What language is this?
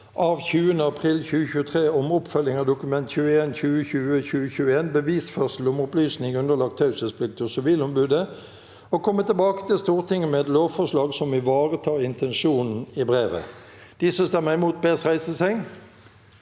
Norwegian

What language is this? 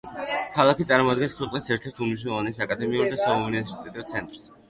Georgian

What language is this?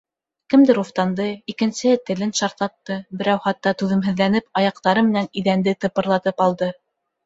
Bashkir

